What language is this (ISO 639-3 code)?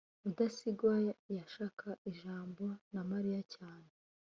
kin